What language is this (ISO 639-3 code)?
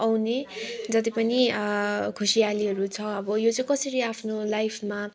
nep